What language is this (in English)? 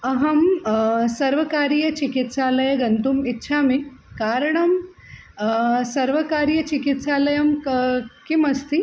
Sanskrit